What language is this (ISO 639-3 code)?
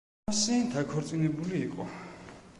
kat